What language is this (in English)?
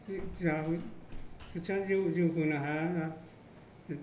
Bodo